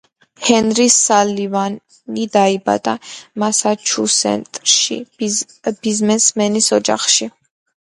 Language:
Georgian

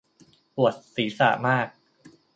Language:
Thai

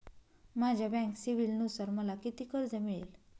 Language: Marathi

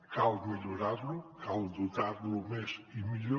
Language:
Catalan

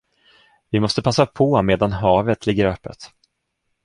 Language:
Swedish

